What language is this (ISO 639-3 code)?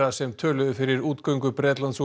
isl